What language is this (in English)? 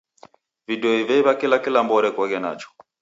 Taita